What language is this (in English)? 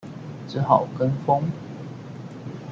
Chinese